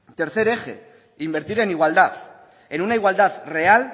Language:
Spanish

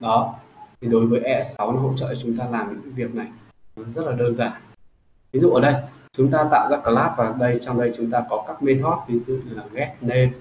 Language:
Vietnamese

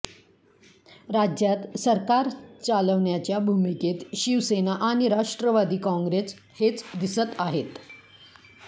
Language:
Marathi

